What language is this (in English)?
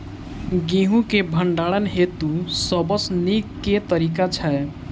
Maithili